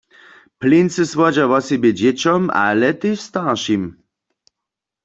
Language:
Upper Sorbian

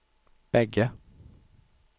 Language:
Swedish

